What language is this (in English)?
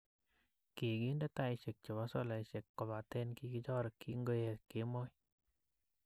Kalenjin